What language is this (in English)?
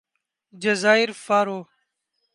Urdu